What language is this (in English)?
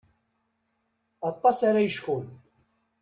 Kabyle